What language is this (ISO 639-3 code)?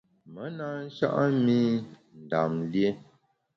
bax